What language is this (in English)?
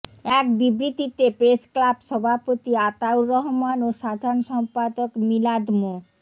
Bangla